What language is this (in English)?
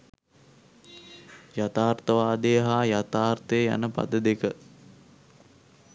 Sinhala